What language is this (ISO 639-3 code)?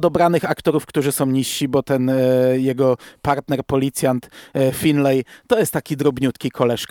pol